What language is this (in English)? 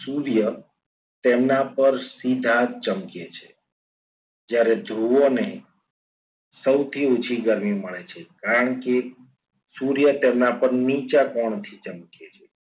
Gujarati